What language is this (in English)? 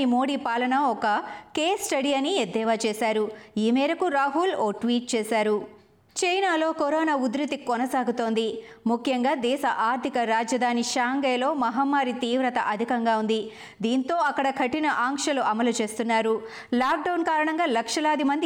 Telugu